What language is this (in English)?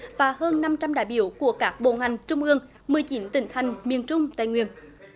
Vietnamese